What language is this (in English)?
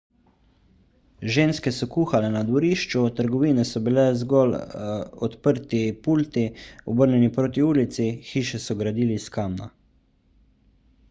Slovenian